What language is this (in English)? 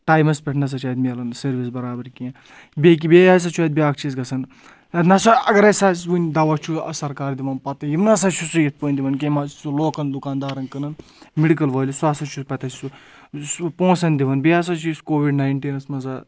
Kashmiri